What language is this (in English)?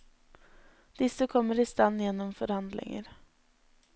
Norwegian